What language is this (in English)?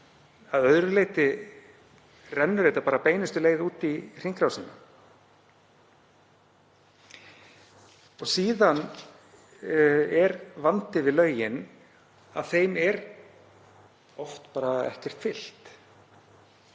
Icelandic